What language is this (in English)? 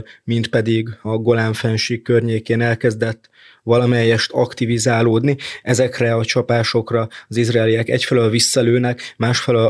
Hungarian